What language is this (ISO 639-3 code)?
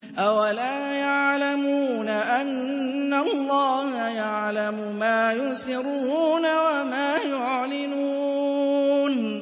ara